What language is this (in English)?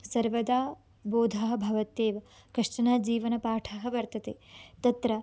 Sanskrit